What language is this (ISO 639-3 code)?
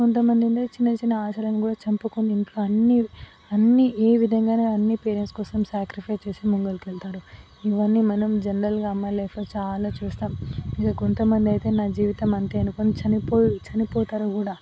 tel